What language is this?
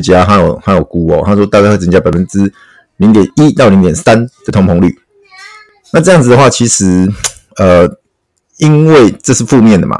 Chinese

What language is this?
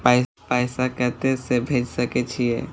Maithili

